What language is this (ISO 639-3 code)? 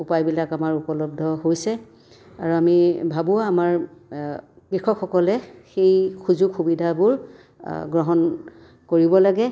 asm